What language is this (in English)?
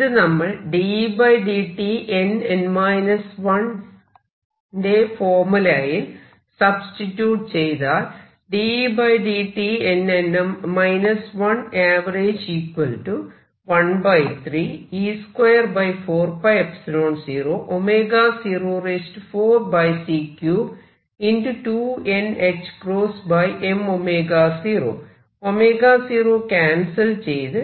Malayalam